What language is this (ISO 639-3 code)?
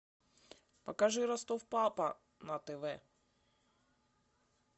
rus